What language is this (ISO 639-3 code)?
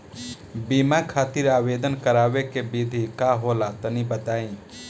bho